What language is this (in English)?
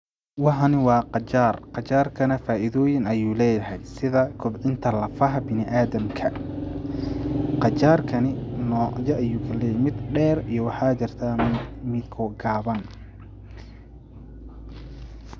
Somali